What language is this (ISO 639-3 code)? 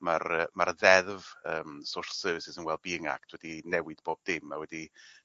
cym